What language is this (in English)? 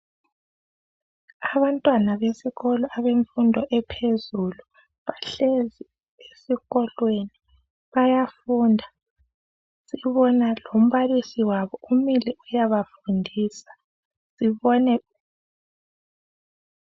North Ndebele